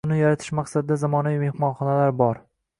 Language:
Uzbek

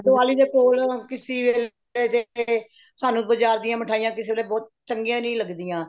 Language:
Punjabi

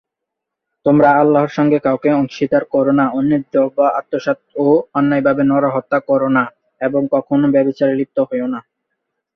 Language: Bangla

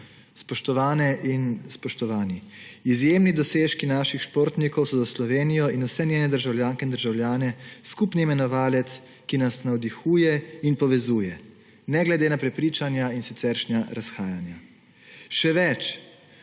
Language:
Slovenian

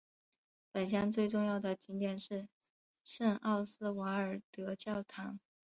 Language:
Chinese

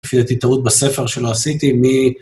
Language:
Hebrew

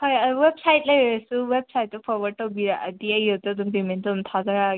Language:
Manipuri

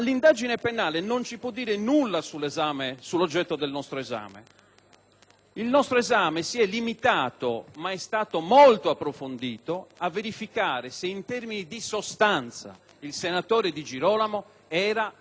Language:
Italian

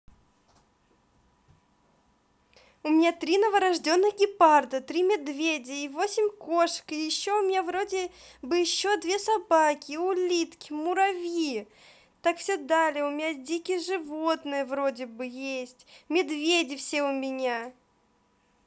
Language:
Russian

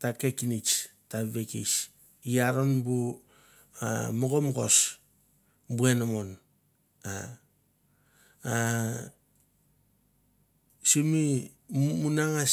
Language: Mandara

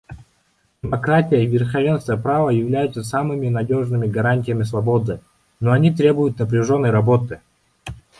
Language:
Russian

